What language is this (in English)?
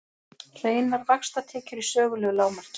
Icelandic